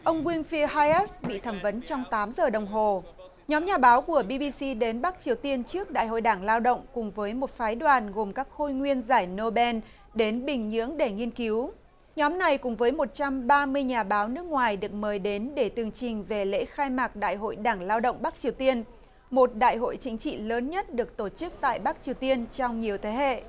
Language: Vietnamese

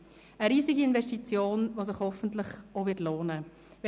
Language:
Swiss German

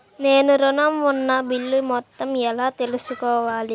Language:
Telugu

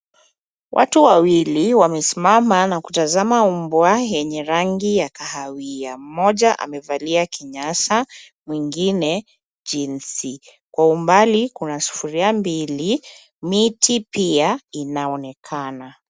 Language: Swahili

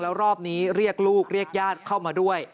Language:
Thai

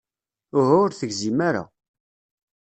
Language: Kabyle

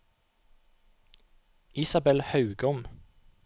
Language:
Norwegian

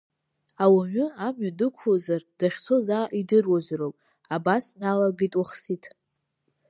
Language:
Abkhazian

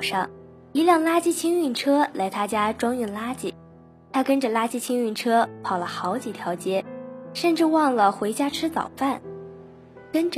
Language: Chinese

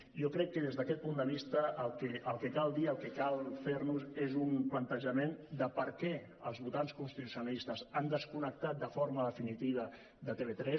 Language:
Catalan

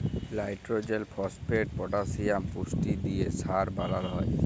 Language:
Bangla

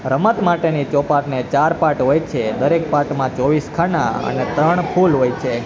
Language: Gujarati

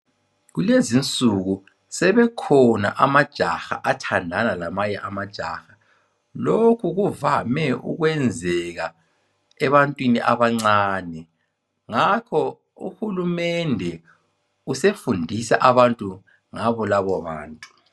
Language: North Ndebele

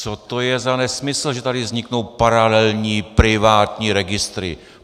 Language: Czech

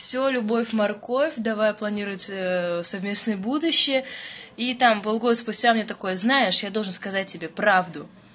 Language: Russian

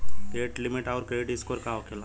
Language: Bhojpuri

